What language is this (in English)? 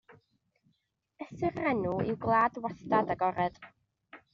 Welsh